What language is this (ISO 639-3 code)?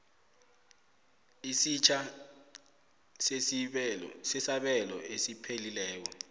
nbl